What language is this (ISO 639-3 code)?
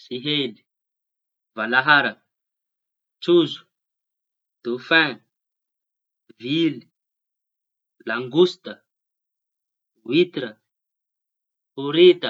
txy